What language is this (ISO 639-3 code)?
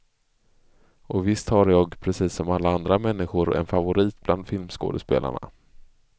swe